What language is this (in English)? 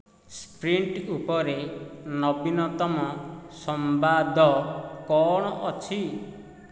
Odia